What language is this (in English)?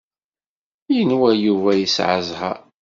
Kabyle